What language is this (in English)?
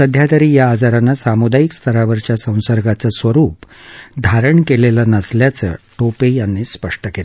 Marathi